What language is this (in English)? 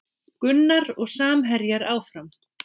Icelandic